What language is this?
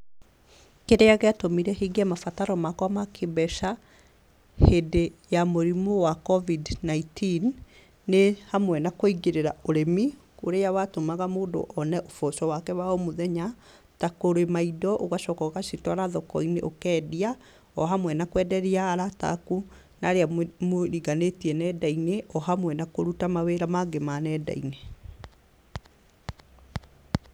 Kikuyu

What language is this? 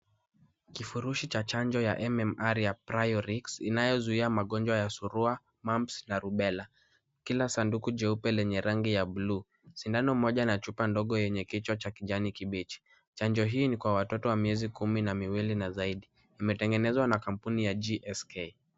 Swahili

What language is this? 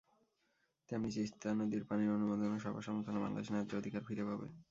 Bangla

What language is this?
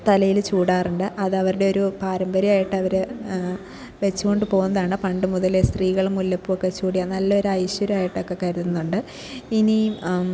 Malayalam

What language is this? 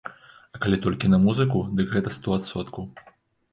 Belarusian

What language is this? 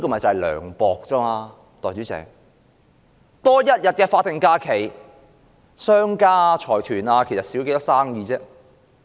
Cantonese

